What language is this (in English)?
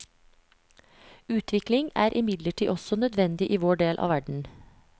Norwegian